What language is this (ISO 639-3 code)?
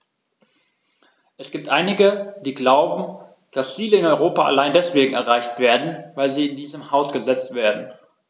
deu